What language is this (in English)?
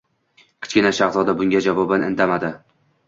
Uzbek